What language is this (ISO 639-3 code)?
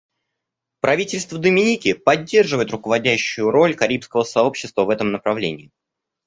rus